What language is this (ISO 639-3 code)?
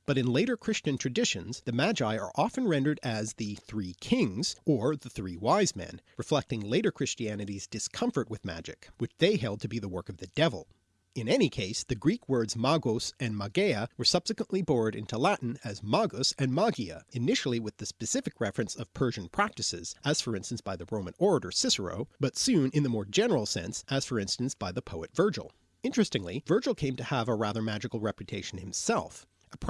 eng